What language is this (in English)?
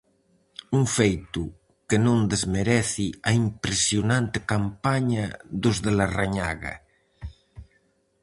Galician